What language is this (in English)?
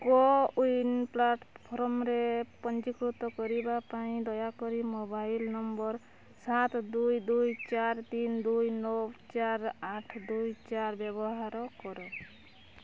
Odia